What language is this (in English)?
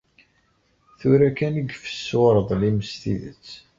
Kabyle